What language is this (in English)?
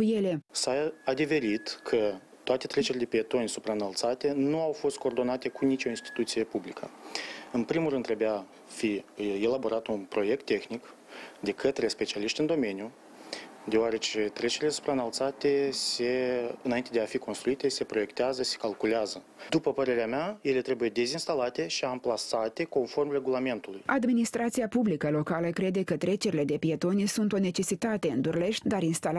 Romanian